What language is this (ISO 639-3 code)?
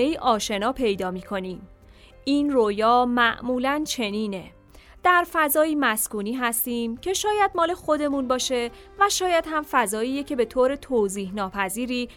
fas